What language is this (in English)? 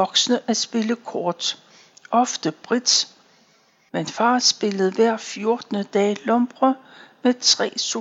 Danish